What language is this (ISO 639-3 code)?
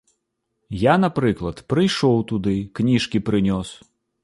bel